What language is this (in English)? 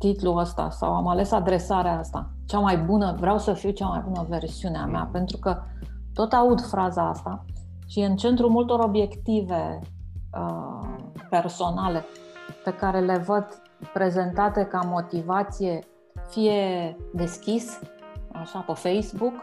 Romanian